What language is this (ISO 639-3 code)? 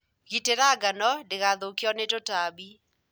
kik